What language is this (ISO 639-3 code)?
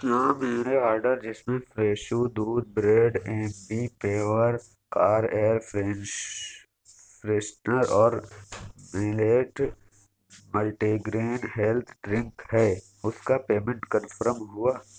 urd